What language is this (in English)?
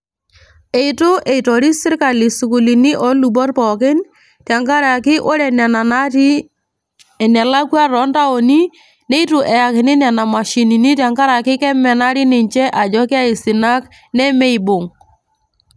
Masai